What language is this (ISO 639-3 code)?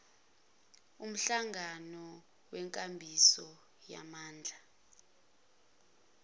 zul